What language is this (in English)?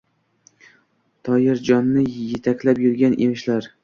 Uzbek